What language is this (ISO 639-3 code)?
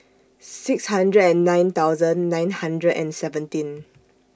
eng